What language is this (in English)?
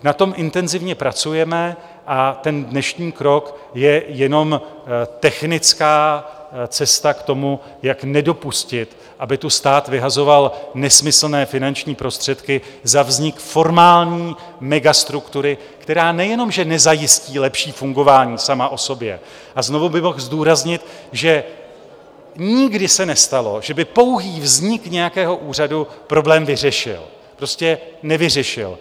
Czech